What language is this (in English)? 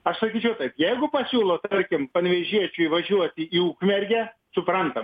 Lithuanian